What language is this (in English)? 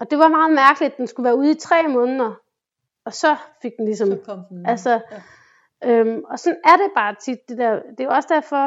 Danish